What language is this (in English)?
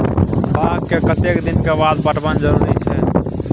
Maithili